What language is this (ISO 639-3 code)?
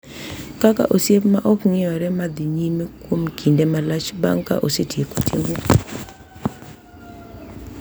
luo